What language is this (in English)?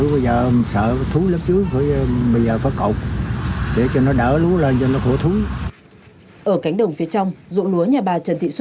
Vietnamese